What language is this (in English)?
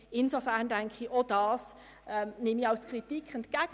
Swiss German